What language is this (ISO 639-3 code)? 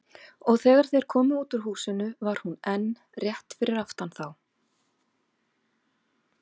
isl